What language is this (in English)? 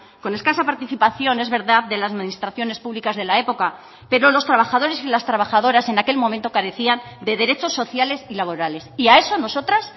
Spanish